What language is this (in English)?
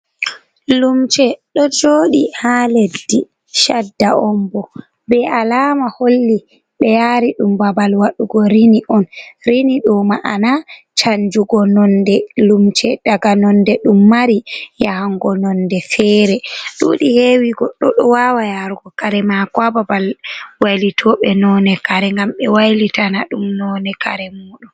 Fula